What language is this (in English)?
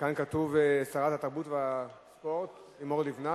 Hebrew